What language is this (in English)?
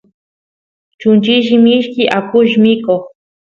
Santiago del Estero Quichua